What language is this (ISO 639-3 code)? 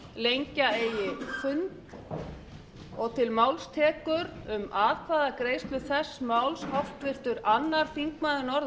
isl